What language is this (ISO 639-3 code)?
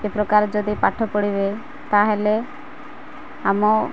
ori